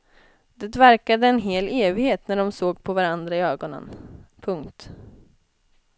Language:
Swedish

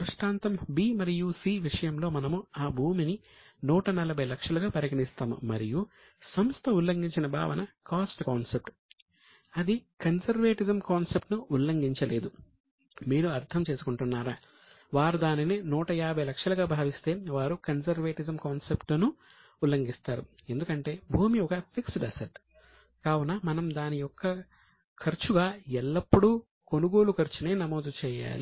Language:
Telugu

